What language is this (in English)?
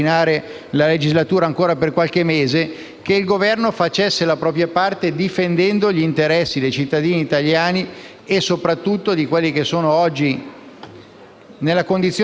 Italian